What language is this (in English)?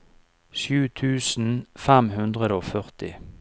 Norwegian